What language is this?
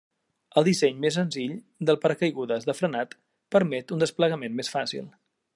Catalan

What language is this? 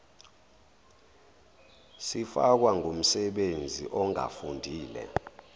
Zulu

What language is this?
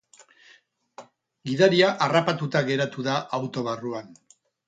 Basque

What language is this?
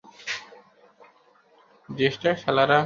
Bangla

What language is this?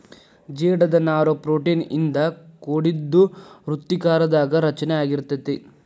Kannada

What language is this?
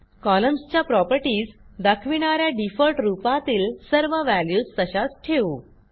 Marathi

